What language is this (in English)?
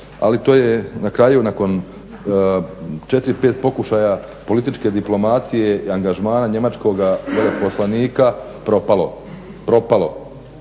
Croatian